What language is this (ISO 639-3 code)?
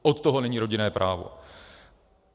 ces